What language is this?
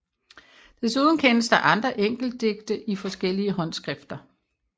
Danish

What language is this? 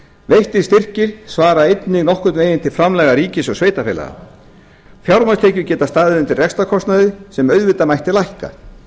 Icelandic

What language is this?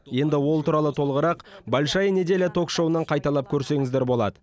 Kazakh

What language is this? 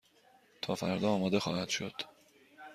Persian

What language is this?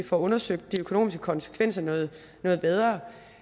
Danish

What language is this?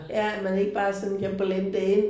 Danish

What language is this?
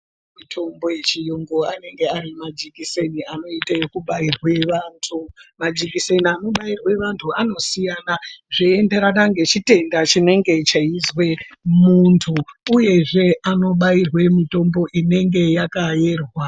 Ndau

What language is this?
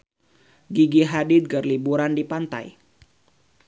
Sundanese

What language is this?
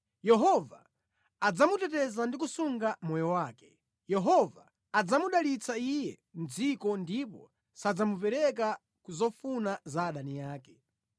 Nyanja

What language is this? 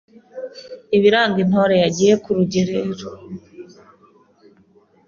Kinyarwanda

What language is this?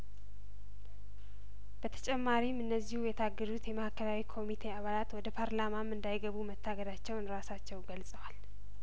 Amharic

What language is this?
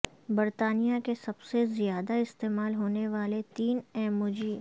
Urdu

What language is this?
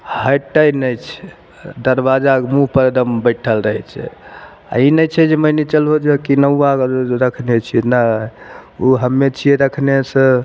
Maithili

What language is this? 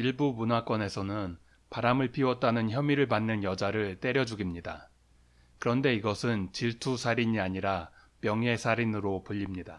Korean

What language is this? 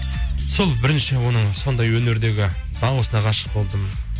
Kazakh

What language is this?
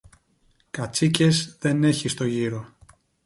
Greek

